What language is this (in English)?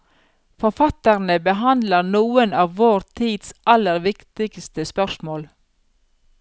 Norwegian